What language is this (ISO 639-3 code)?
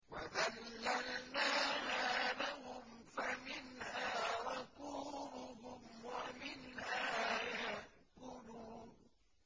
ara